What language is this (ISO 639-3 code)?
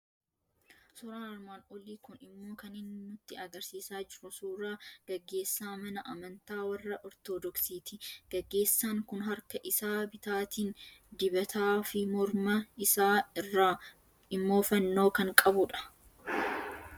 orm